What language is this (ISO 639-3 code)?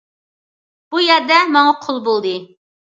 uig